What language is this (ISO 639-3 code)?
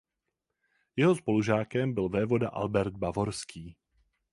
ces